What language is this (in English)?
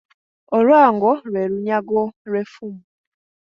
Ganda